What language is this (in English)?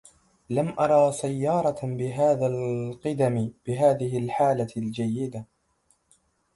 Arabic